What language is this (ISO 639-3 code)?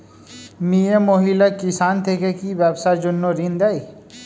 ben